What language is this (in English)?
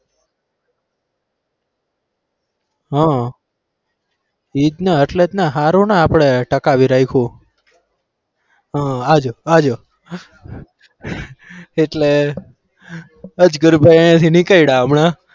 Gujarati